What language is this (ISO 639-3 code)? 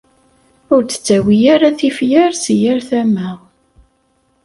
kab